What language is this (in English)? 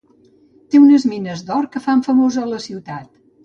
Catalan